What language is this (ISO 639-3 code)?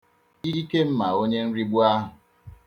ibo